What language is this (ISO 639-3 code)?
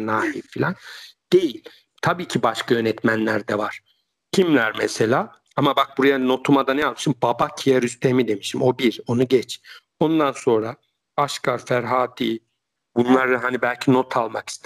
tur